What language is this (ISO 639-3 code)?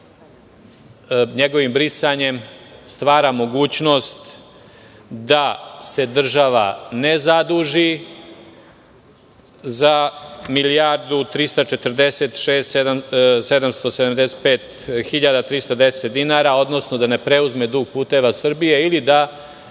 srp